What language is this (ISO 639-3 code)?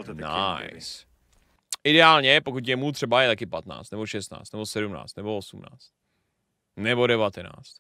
ces